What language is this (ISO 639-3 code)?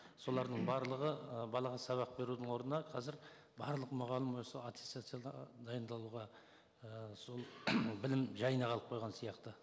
kaz